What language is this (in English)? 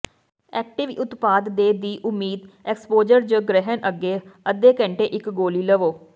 Punjabi